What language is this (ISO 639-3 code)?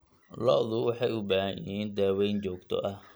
som